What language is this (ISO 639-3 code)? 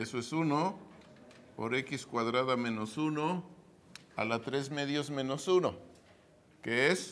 spa